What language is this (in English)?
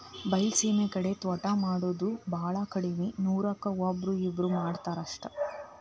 Kannada